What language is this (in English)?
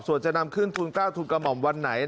Thai